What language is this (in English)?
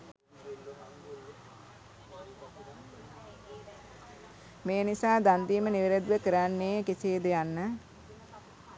Sinhala